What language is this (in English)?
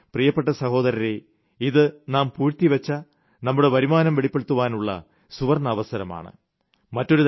Malayalam